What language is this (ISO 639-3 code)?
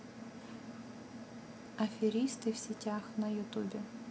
rus